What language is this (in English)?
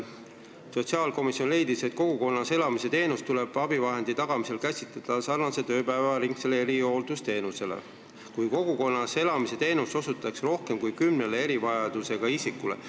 Estonian